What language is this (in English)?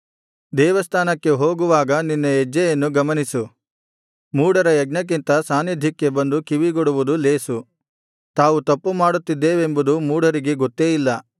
Kannada